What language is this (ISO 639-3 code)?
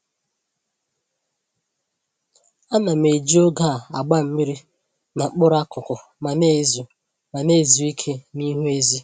ibo